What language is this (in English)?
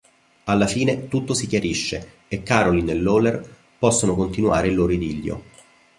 Italian